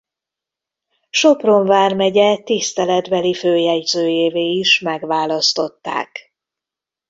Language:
Hungarian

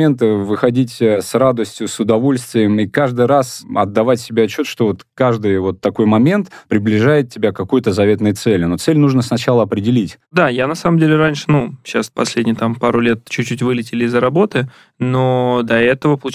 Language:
Russian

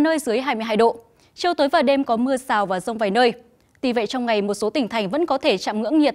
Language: Vietnamese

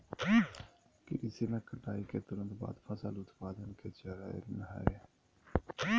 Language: Magahi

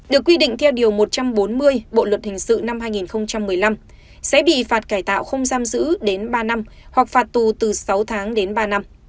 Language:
Vietnamese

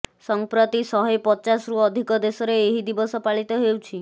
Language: Odia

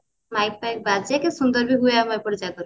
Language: Odia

